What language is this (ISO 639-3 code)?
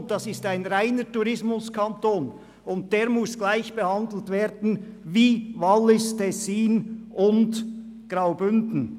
gsw